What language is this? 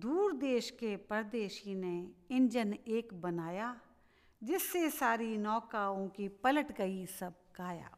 Hindi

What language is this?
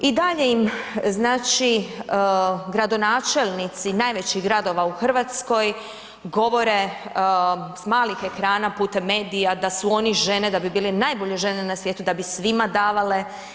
Croatian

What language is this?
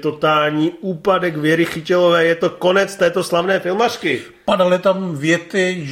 Czech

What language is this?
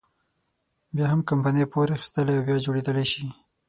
Pashto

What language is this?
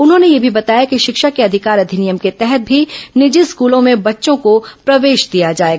Hindi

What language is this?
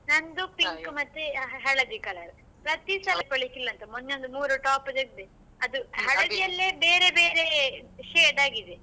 Kannada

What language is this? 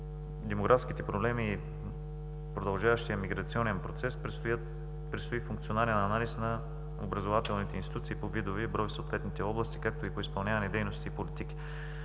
Bulgarian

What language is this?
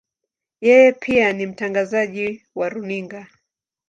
Swahili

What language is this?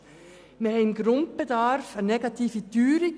Swiss German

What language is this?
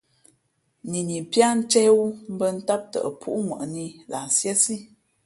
Fe'fe'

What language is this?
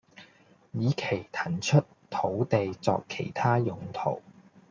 Cantonese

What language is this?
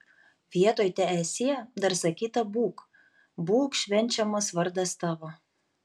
Lithuanian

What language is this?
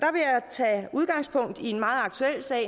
Danish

